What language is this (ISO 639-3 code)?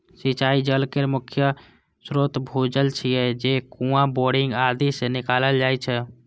mai